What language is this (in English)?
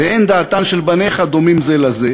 Hebrew